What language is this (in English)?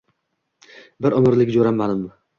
Uzbek